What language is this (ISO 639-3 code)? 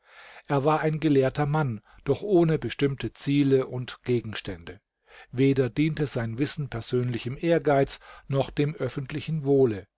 deu